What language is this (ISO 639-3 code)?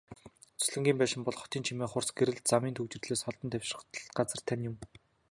mon